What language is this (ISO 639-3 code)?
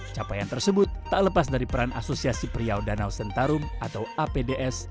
ind